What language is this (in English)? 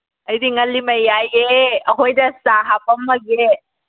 Manipuri